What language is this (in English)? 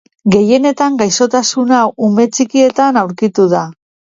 Basque